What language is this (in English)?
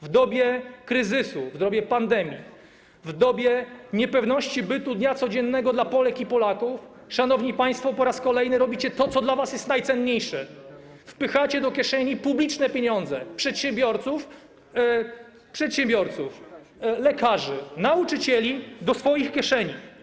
Polish